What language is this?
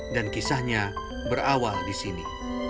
Indonesian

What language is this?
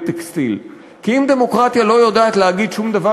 Hebrew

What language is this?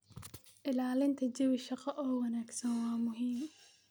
Somali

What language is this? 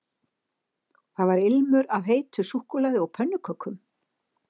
Icelandic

